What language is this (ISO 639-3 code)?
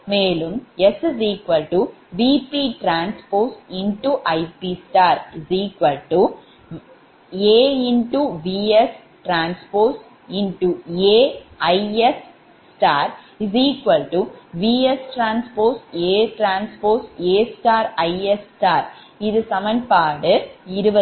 tam